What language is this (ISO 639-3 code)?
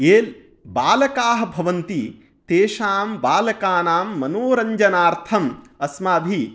san